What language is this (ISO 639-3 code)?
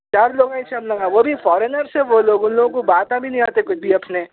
urd